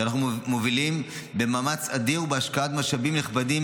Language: Hebrew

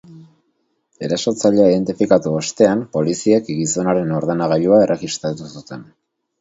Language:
Basque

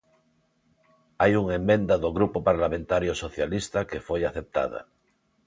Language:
Galician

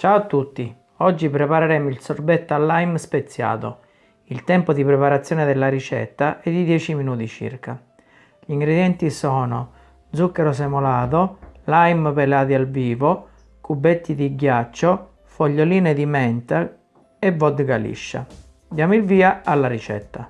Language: Italian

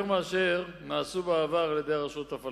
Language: Hebrew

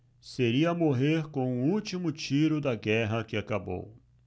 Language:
Portuguese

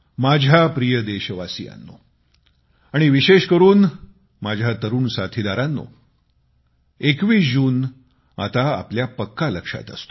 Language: Marathi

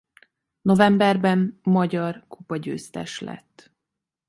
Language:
Hungarian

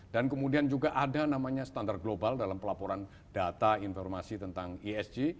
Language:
Indonesian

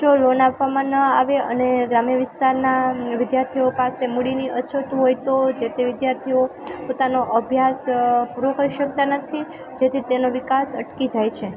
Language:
Gujarati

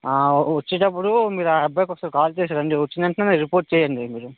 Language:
Telugu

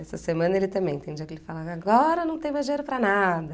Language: Portuguese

